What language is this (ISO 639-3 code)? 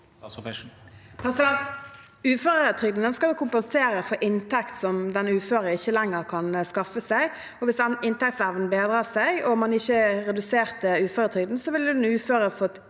nor